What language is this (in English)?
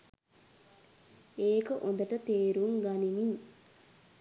Sinhala